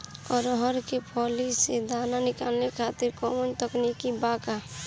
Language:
Bhojpuri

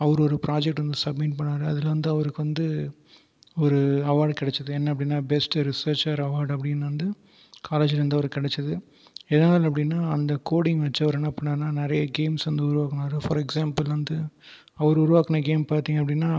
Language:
Tamil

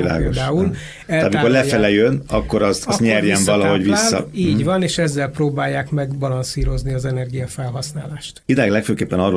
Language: Hungarian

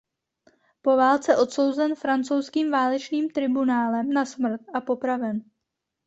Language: Czech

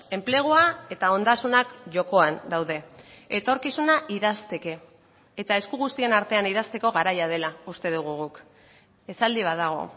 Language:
Basque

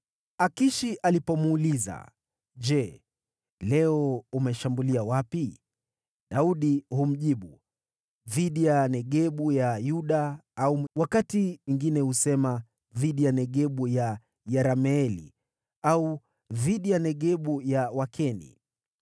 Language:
Swahili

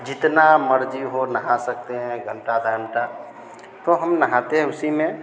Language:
Hindi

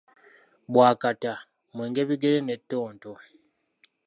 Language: Ganda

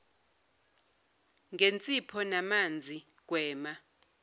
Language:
Zulu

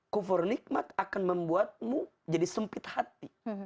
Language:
Indonesian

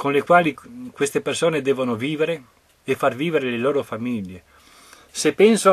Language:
Italian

